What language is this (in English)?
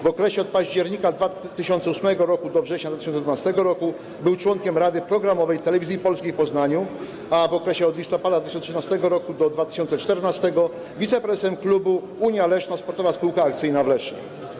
Polish